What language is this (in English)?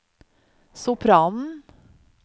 Norwegian